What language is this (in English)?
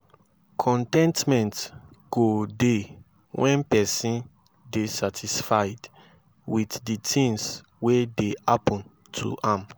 Nigerian Pidgin